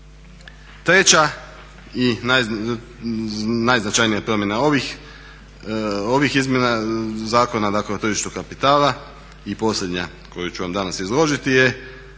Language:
Croatian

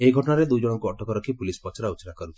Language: Odia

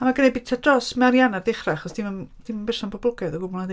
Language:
Welsh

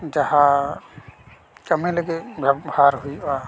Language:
Santali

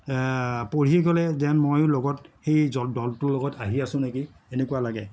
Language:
Assamese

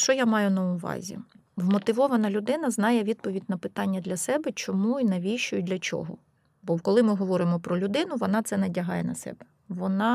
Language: Ukrainian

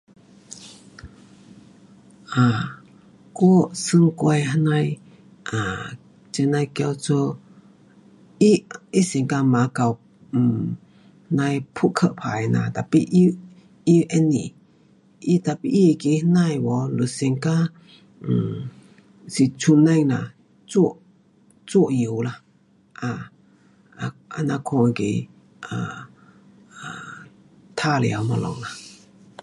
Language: Pu-Xian Chinese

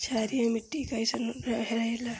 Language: Bhojpuri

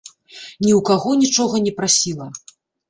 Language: Belarusian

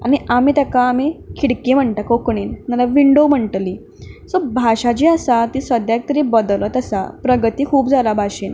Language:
Konkani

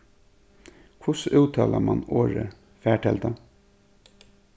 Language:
Faroese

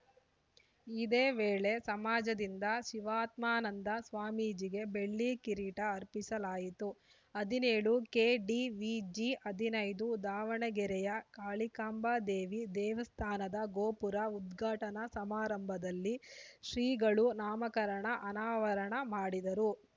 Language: Kannada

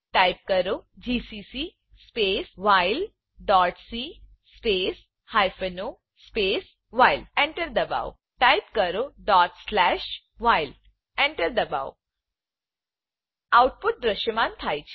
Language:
Gujarati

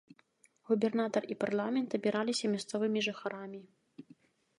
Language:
Belarusian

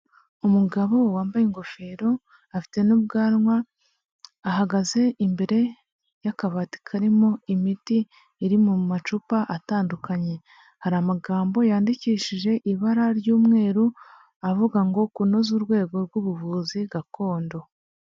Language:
Kinyarwanda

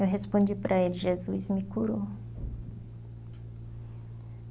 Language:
Portuguese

